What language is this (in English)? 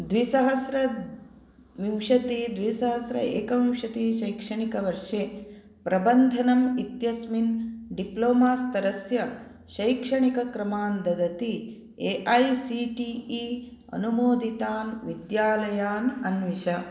Sanskrit